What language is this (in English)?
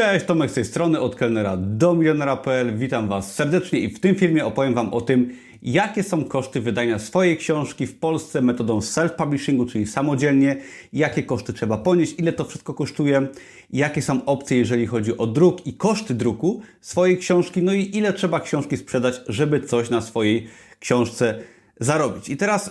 Polish